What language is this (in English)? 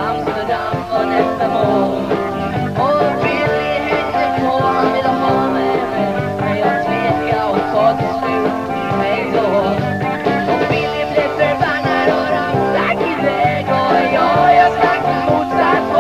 Thai